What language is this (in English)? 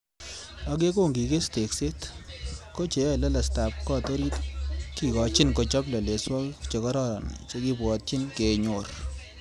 Kalenjin